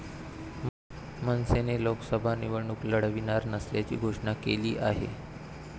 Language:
Marathi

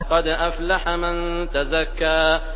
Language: Arabic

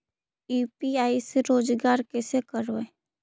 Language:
Magahi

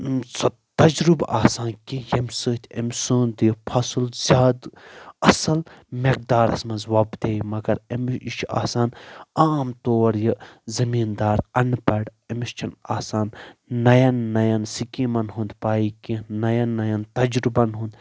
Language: Kashmiri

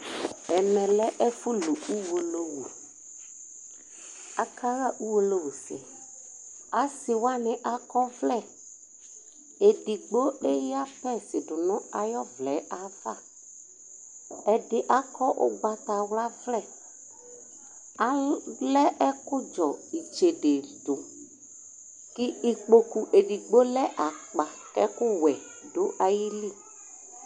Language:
Ikposo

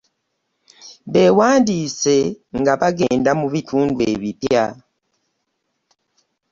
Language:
Ganda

